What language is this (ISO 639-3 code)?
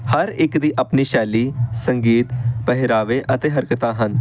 pan